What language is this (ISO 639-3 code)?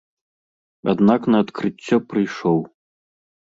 bel